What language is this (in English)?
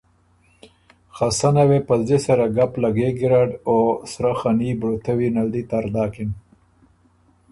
Ormuri